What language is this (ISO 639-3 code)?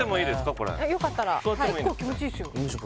jpn